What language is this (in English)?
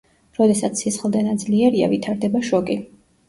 Georgian